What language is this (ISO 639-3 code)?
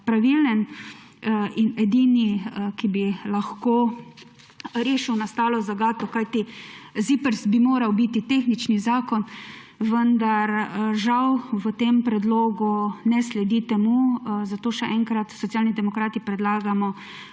slv